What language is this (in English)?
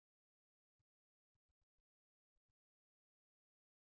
Malayalam